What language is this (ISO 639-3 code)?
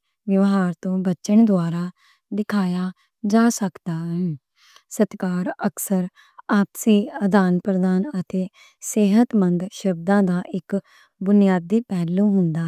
lah